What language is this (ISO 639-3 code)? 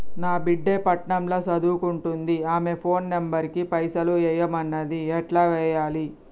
tel